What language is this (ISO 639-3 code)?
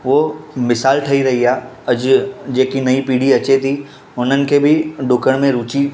snd